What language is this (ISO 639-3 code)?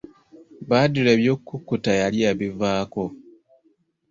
lug